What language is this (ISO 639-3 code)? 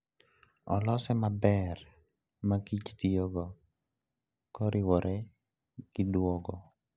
luo